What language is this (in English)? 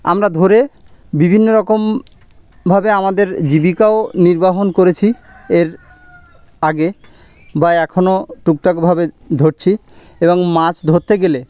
Bangla